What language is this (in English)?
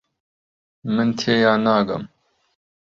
Central Kurdish